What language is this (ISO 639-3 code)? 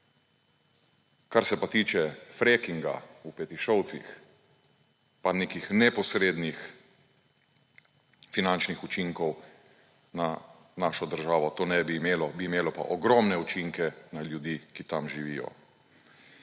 slv